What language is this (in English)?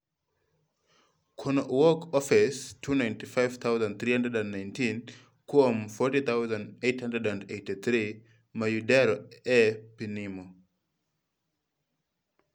Luo (Kenya and Tanzania)